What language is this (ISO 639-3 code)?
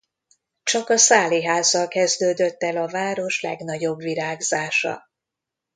hun